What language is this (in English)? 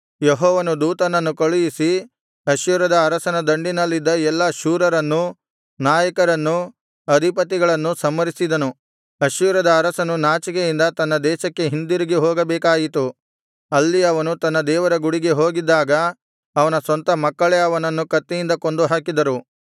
Kannada